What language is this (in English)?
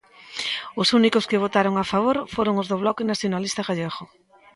Galician